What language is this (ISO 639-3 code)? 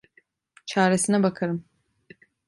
tur